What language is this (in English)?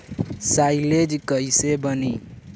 Bhojpuri